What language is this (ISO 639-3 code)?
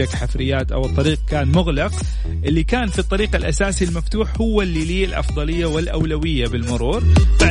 ara